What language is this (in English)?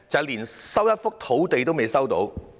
Cantonese